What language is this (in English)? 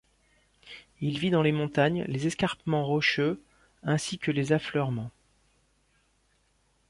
French